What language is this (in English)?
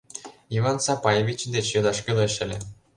Mari